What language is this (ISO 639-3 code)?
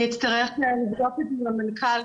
heb